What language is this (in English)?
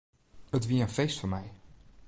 Western Frisian